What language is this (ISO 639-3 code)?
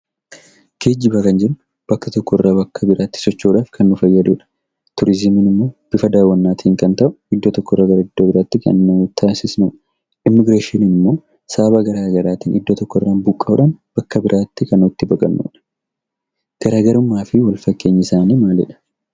orm